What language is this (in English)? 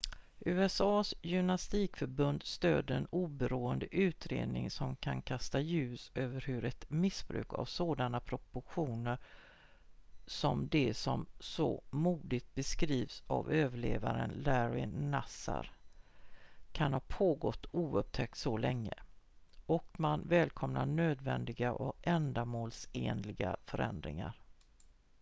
Swedish